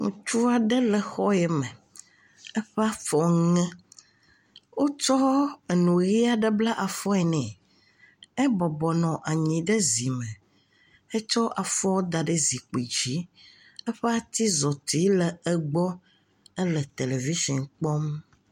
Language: Ewe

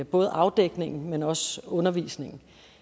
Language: Danish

